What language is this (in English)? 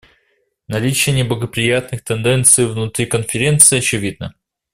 Russian